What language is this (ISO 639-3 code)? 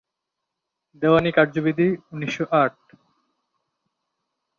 ben